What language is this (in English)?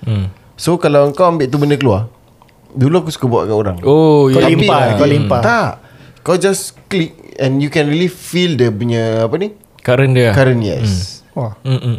Malay